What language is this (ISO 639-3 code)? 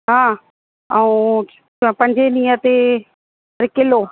snd